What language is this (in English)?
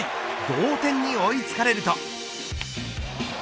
Japanese